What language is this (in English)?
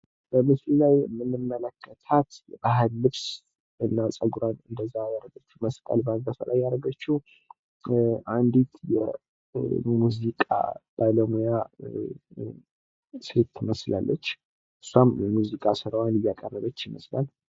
Amharic